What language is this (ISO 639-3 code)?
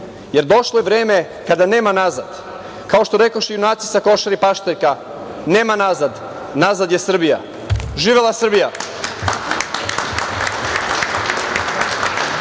srp